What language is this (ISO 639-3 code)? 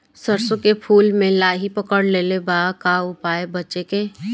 bho